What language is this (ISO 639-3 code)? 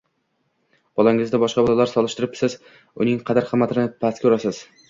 uzb